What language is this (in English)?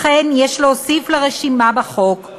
Hebrew